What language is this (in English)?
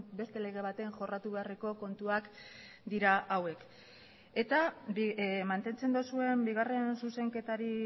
Basque